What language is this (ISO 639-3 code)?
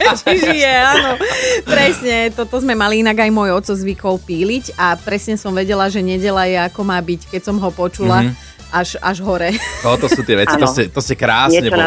slk